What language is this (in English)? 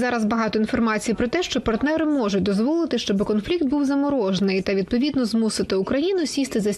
Ukrainian